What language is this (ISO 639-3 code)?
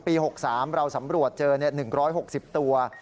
tha